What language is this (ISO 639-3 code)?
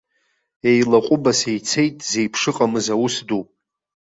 abk